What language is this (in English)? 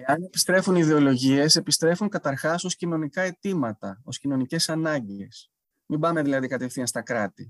Greek